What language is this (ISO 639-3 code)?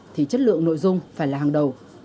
vie